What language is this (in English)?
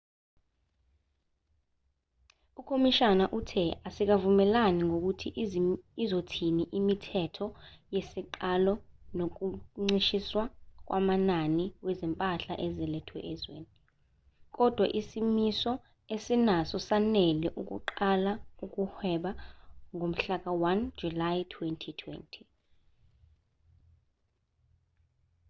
Zulu